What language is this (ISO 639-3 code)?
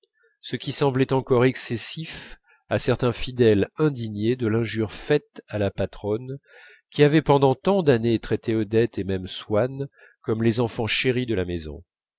fra